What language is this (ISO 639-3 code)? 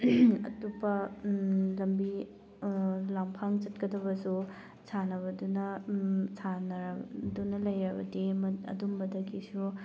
mni